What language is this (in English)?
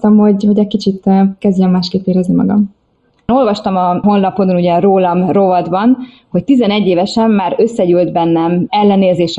Hungarian